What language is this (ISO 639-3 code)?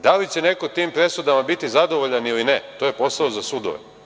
srp